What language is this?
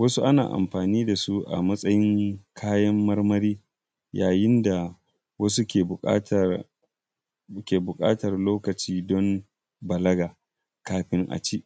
Hausa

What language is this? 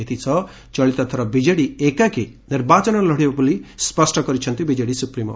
Odia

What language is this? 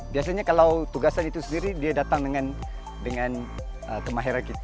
Indonesian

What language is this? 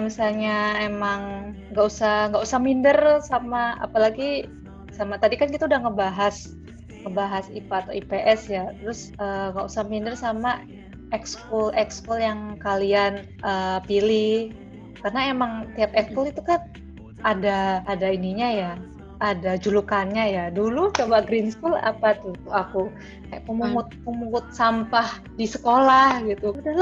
Indonesian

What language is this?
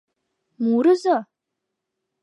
Mari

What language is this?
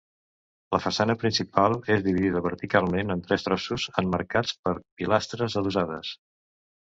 Catalan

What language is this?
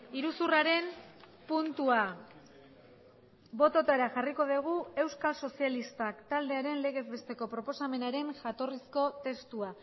Basque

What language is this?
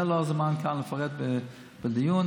Hebrew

